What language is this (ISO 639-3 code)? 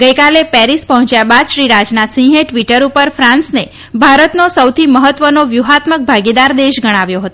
guj